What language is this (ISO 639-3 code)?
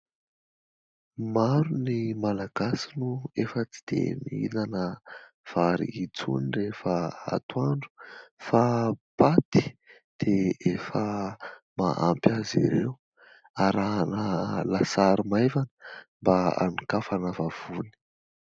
mlg